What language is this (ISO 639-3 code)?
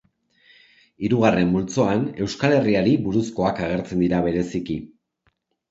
eus